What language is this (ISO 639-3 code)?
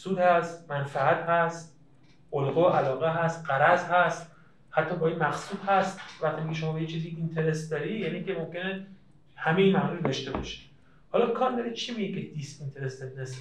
fas